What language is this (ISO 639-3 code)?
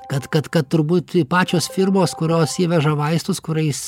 lit